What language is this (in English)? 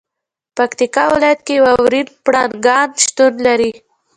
Pashto